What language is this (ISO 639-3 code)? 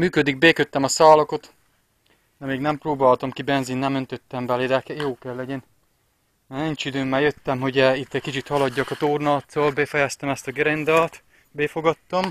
hun